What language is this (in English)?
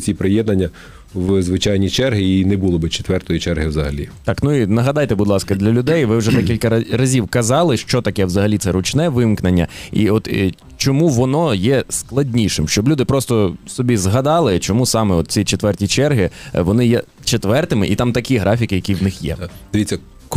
Ukrainian